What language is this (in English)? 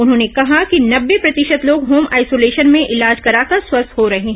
Hindi